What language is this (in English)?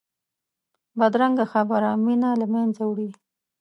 Pashto